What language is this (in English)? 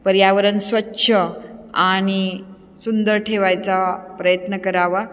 Marathi